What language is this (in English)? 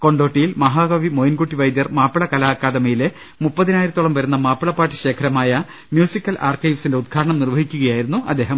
Malayalam